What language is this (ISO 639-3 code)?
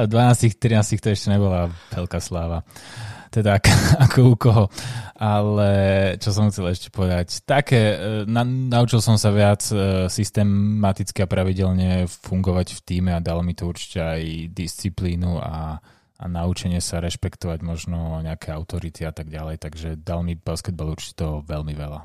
slk